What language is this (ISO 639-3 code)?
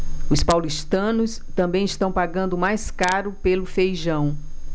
por